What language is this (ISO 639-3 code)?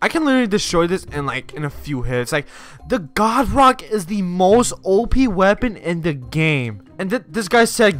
eng